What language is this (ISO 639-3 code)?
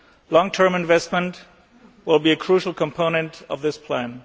eng